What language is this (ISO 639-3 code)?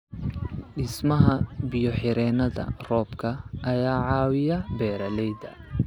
som